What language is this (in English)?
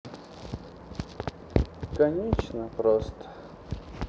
Russian